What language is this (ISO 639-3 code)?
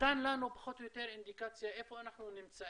heb